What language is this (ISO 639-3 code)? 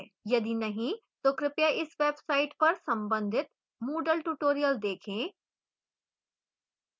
hin